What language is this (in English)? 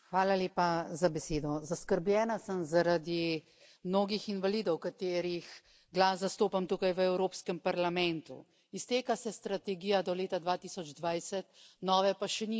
Slovenian